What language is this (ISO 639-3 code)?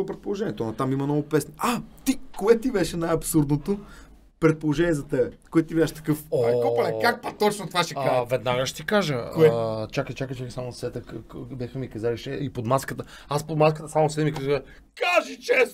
bul